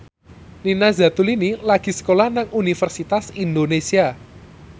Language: Javanese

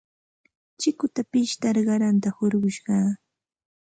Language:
Santa Ana de Tusi Pasco Quechua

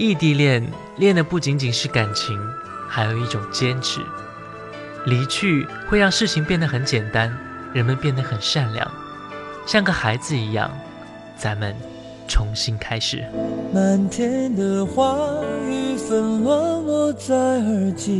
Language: Chinese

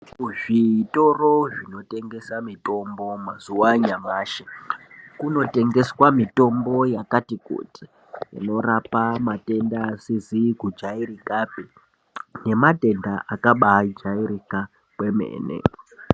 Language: Ndau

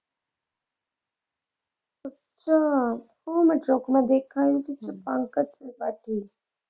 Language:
Punjabi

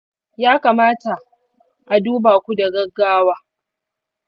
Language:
Hausa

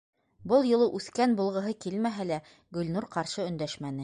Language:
Bashkir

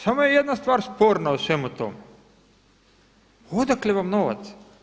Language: Croatian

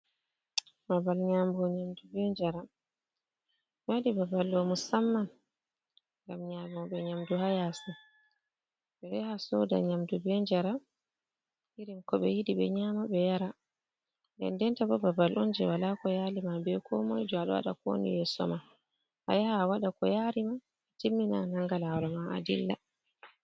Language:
Fula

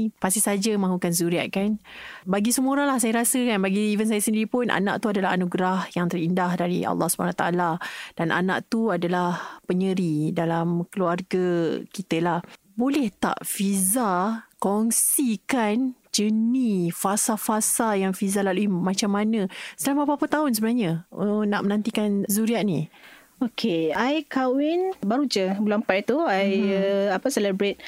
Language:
Malay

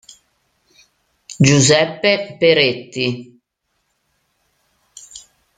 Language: Italian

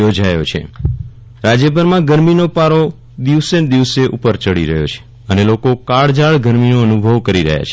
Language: Gujarati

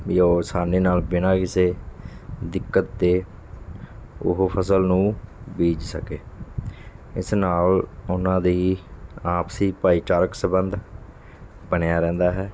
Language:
Punjabi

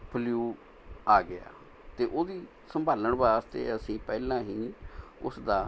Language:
Punjabi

